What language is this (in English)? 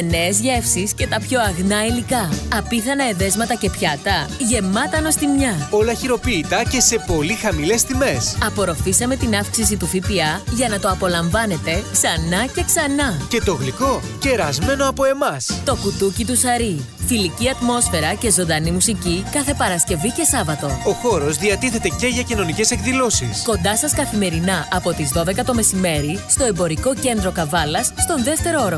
Greek